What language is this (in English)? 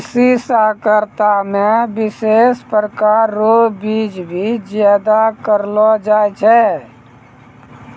Maithili